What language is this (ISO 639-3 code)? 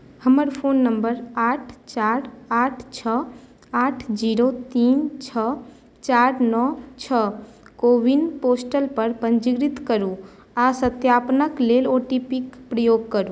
mai